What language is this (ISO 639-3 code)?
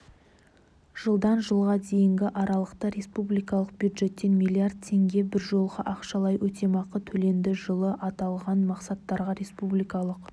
kaz